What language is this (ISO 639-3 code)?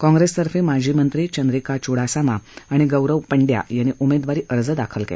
mar